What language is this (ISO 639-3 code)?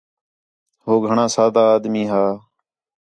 xhe